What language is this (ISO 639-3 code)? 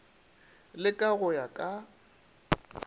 nso